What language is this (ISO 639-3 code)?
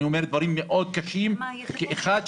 heb